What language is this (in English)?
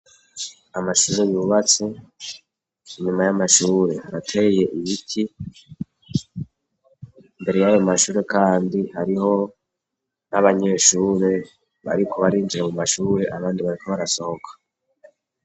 Rundi